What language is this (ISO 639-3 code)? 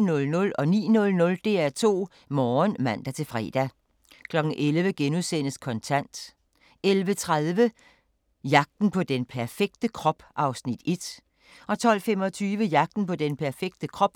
dan